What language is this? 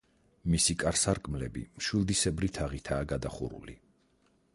Georgian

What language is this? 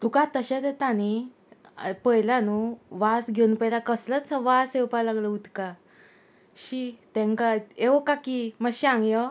Konkani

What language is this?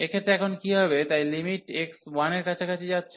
Bangla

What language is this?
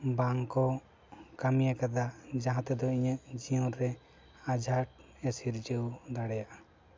Santali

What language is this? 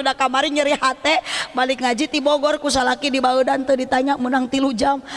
Indonesian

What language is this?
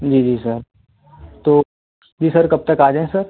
Hindi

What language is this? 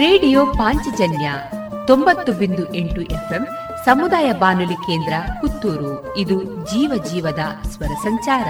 Kannada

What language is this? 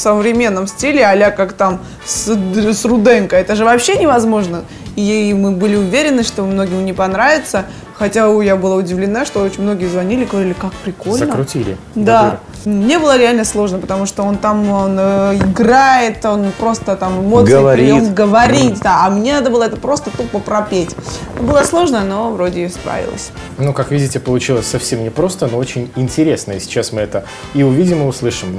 Russian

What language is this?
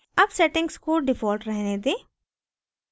Hindi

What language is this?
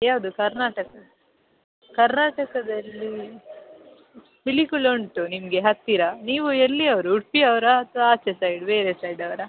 Kannada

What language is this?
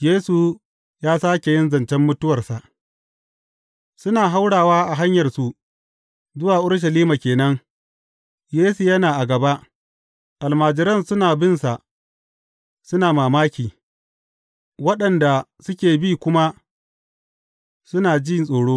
Hausa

